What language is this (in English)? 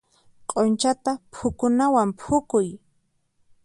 Puno Quechua